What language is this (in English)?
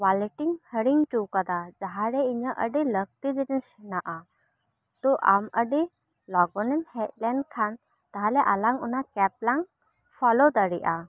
Santali